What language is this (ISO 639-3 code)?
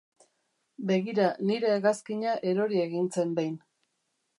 eus